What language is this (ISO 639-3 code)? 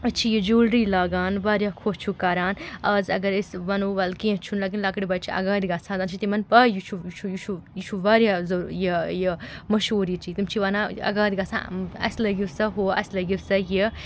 kas